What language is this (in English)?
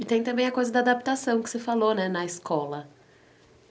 Portuguese